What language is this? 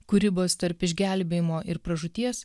Lithuanian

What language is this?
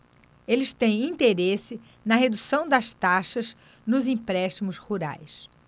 Portuguese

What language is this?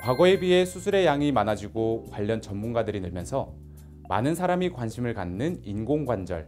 Korean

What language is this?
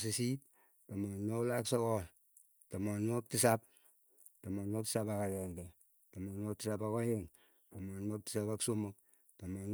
Keiyo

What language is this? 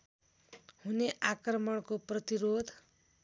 Nepali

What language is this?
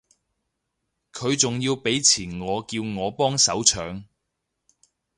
Cantonese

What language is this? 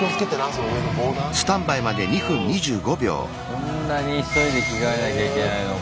Japanese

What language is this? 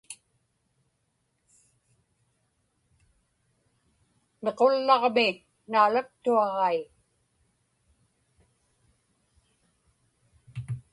Inupiaq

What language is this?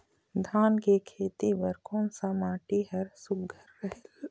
Chhattisgarhi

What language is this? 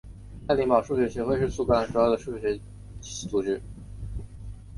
Chinese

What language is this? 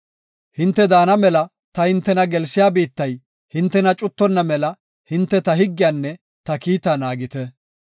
Gofa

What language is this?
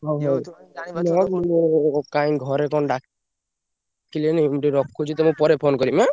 Odia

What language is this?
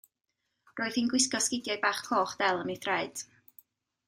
Welsh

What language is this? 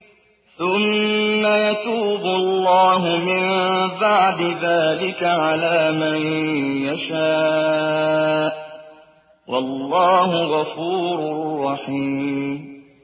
Arabic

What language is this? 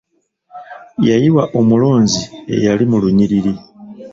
Ganda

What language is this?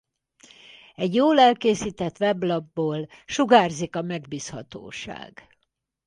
Hungarian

